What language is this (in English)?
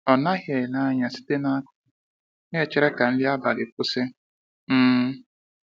Igbo